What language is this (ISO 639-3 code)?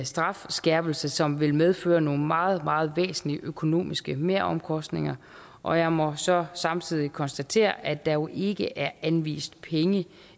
dan